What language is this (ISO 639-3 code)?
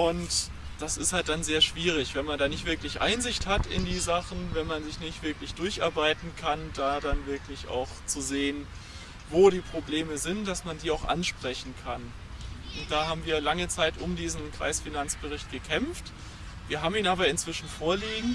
deu